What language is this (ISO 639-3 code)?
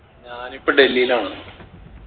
mal